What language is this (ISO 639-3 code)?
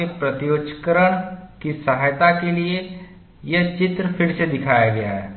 hin